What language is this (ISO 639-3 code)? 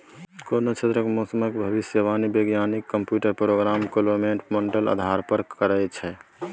mai